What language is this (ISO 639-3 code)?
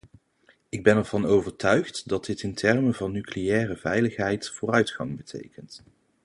nld